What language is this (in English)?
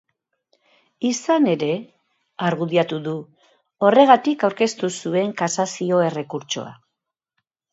Basque